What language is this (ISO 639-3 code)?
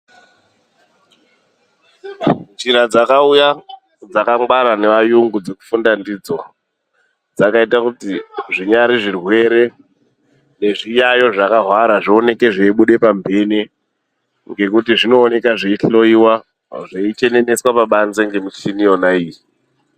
ndc